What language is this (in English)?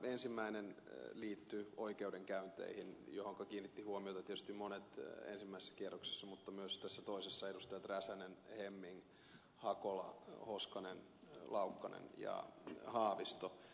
Finnish